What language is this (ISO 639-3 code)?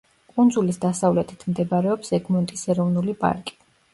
kat